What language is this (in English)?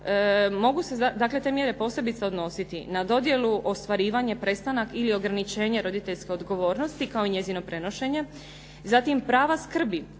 Croatian